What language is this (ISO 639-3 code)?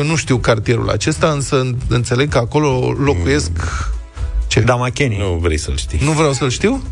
ron